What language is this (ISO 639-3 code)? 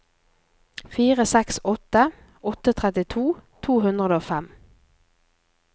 nor